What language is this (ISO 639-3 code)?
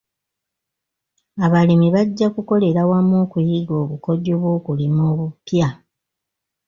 lug